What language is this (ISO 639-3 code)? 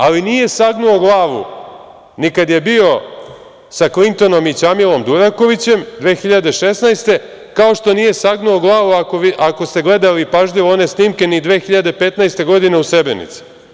srp